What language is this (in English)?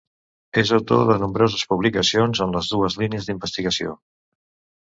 Catalan